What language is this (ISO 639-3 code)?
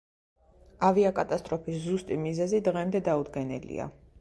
kat